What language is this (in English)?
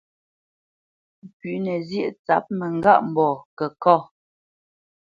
Bamenyam